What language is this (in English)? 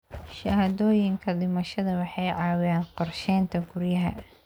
Somali